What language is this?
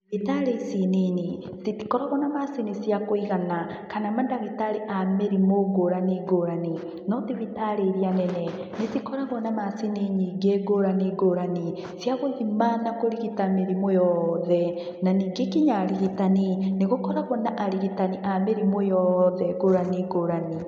Kikuyu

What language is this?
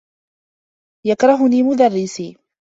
Arabic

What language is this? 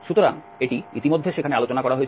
Bangla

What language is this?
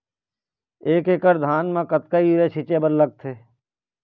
Chhattisgarhi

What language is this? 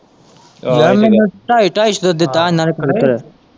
Punjabi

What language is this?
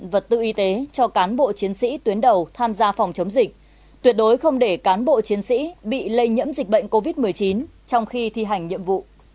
Vietnamese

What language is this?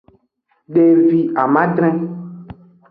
Aja (Benin)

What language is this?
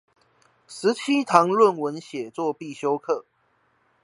Chinese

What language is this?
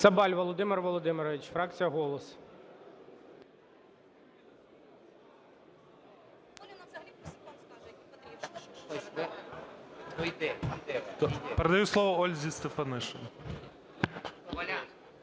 Ukrainian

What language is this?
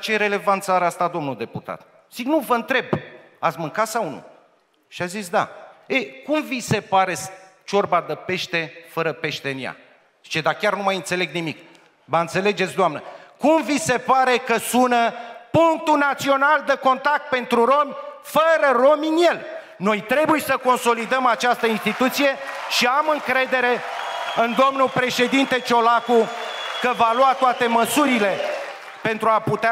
Romanian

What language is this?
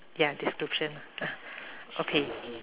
English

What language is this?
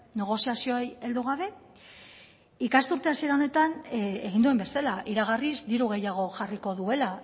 Basque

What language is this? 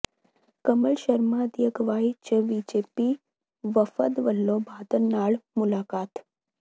Punjabi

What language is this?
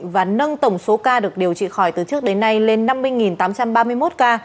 Vietnamese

